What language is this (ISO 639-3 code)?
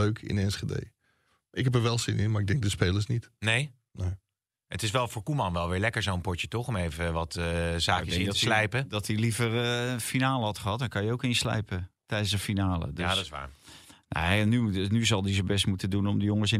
nld